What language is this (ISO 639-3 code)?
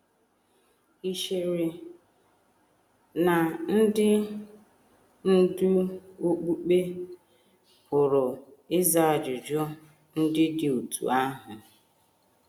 ibo